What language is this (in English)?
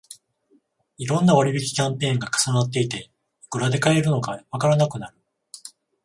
Japanese